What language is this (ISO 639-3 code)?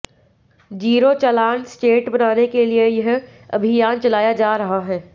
hin